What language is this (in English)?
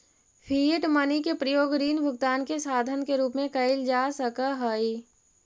Magahi